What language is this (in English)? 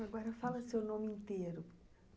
Portuguese